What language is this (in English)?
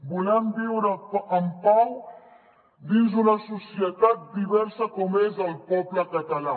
Catalan